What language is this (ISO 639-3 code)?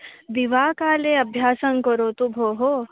san